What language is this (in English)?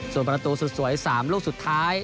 Thai